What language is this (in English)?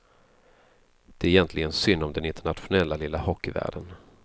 Swedish